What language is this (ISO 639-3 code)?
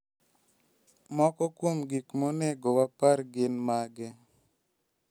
luo